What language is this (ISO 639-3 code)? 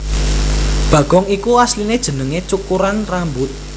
jav